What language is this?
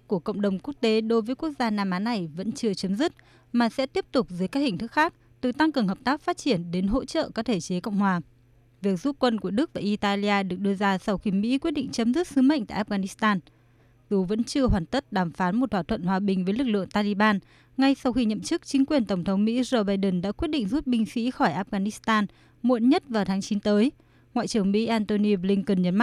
Vietnamese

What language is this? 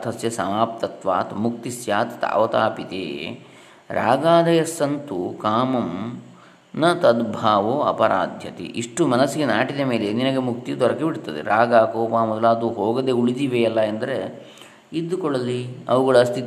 Kannada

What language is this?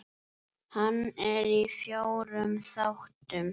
Icelandic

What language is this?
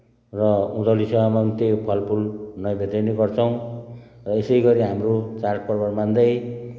Nepali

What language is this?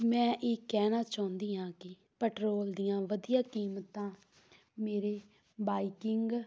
Punjabi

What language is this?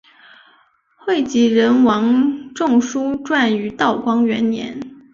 Chinese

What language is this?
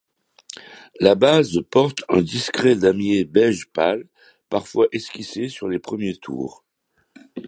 French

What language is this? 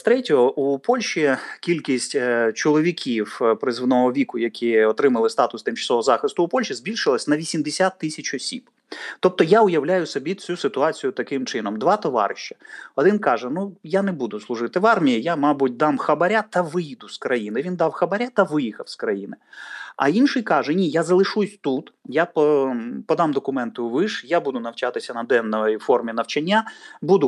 Ukrainian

